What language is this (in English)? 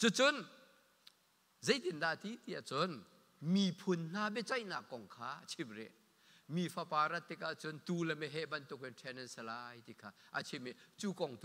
Thai